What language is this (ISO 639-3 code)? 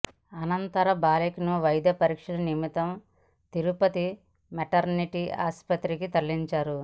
tel